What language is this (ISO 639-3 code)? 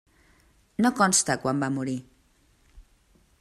cat